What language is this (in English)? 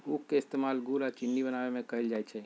Magahi